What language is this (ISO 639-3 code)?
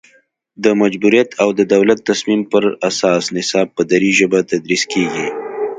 pus